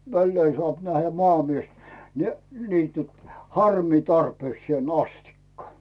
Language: Finnish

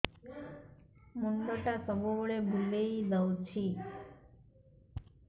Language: Odia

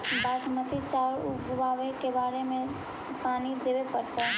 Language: Magahi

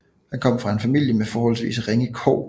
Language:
Danish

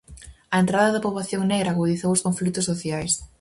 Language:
Galician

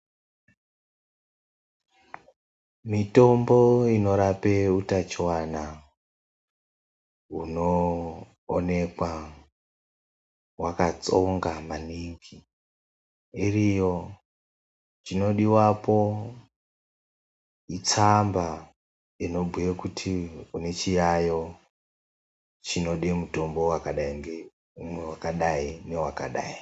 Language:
Ndau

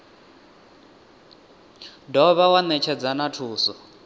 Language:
Venda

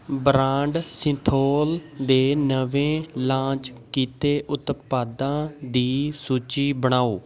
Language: Punjabi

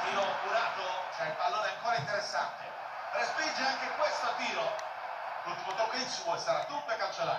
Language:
Italian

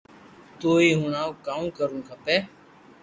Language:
Loarki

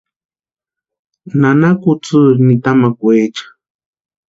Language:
Western Highland Purepecha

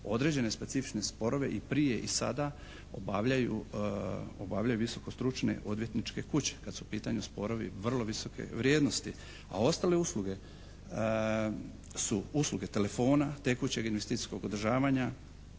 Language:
Croatian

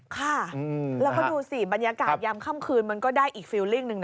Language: Thai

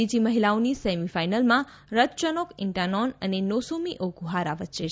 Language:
Gujarati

